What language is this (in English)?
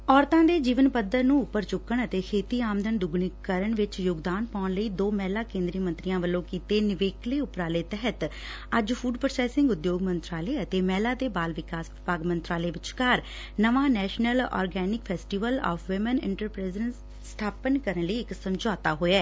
Punjabi